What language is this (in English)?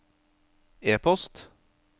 Norwegian